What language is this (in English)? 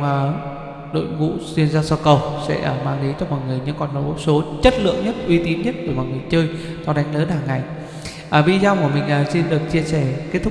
Vietnamese